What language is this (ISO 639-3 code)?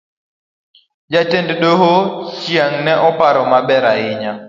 luo